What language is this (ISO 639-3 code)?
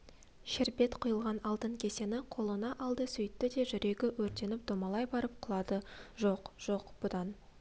kaz